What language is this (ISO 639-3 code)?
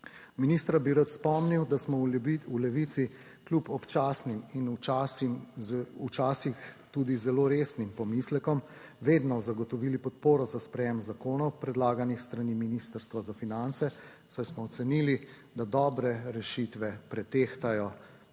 slv